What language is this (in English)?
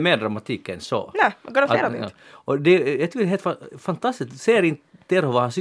Swedish